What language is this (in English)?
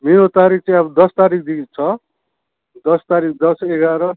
Nepali